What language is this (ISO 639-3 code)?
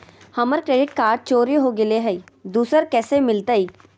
mag